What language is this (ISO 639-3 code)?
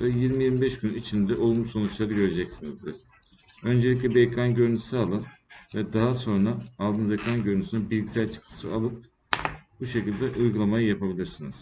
tur